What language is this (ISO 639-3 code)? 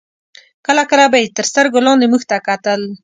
pus